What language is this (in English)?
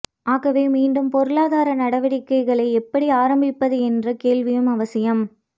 Tamil